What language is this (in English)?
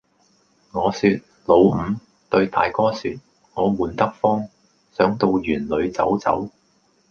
Cantonese